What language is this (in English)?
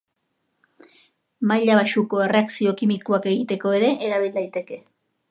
Basque